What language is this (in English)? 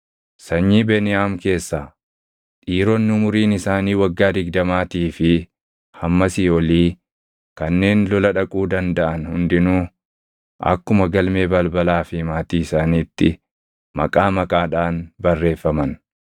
Oromo